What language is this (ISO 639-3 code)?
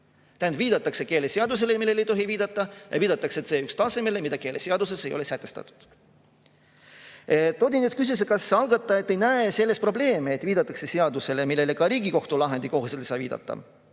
est